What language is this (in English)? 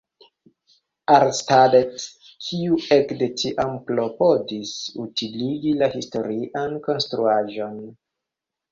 Esperanto